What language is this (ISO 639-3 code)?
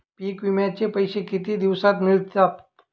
mar